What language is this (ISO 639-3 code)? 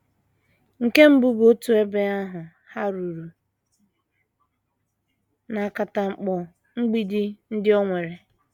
ibo